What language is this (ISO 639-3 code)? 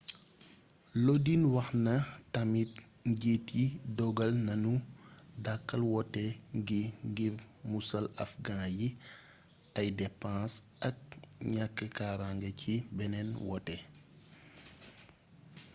wol